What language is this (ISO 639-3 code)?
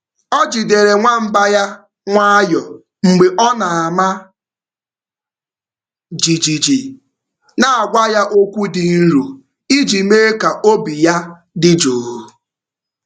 ibo